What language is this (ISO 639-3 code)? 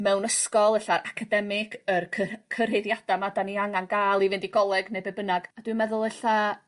cym